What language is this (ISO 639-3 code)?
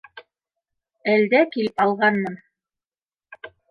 bak